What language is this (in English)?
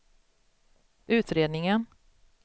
Swedish